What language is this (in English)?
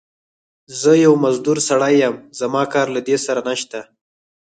Pashto